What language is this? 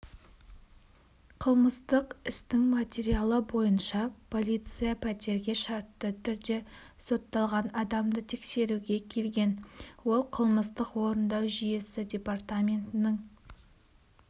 Kazakh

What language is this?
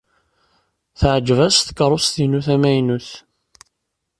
Kabyle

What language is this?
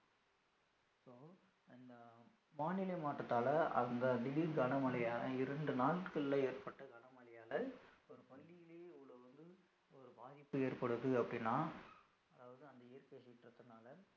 Tamil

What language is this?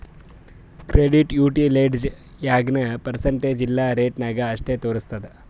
Kannada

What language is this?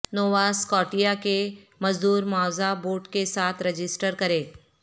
Urdu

